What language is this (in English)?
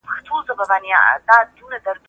Pashto